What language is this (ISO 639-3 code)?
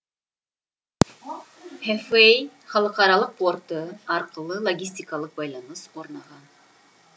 kaz